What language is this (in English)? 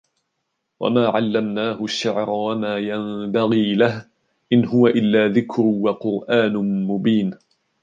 Arabic